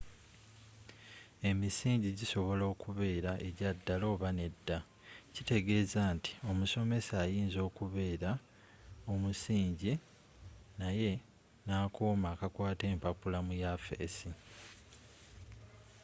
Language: Ganda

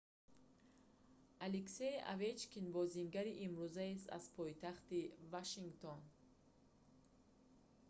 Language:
Tajik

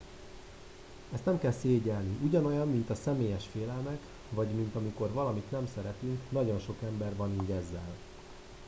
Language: Hungarian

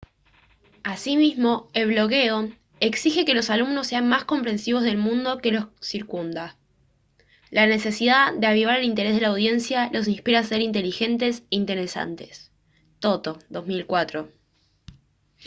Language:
Spanish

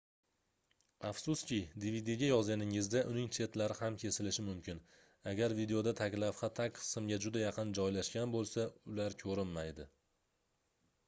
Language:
Uzbek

